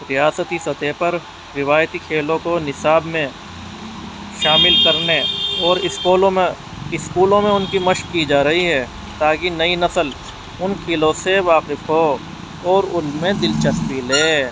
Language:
Urdu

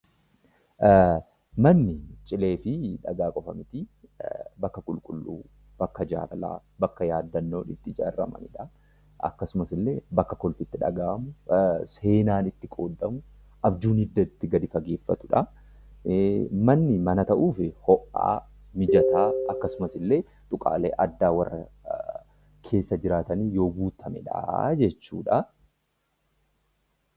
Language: Oromo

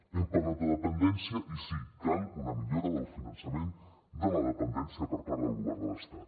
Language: Catalan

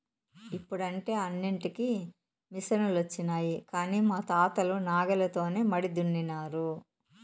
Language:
Telugu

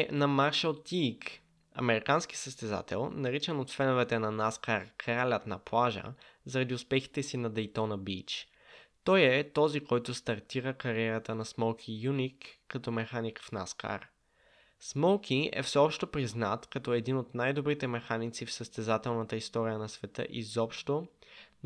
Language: Bulgarian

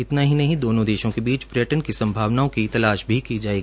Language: Hindi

